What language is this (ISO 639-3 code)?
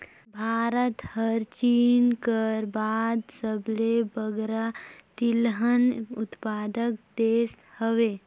hne